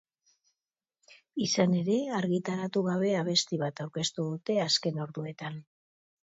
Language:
Basque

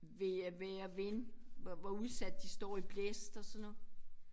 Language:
Danish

